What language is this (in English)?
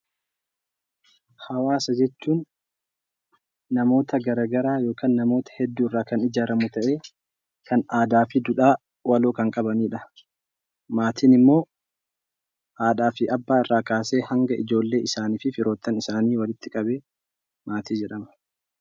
Oromo